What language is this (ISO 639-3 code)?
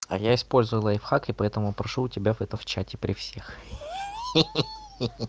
rus